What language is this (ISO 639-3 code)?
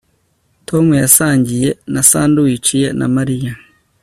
kin